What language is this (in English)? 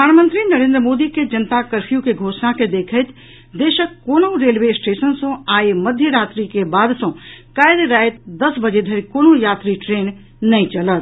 Maithili